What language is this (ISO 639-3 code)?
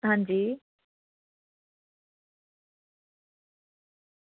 doi